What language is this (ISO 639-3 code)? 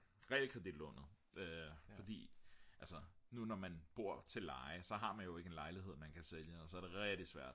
dan